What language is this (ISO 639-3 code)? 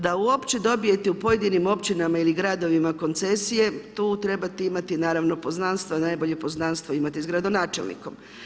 hrv